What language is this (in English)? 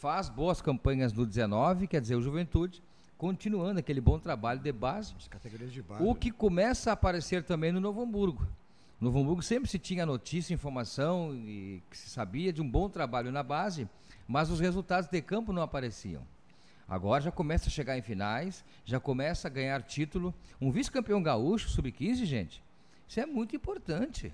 Portuguese